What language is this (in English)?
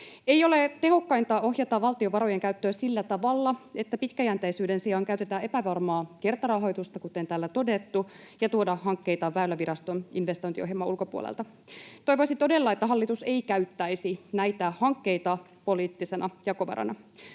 Finnish